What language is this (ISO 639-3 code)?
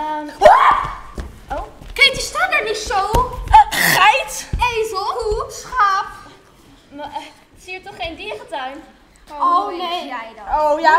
nld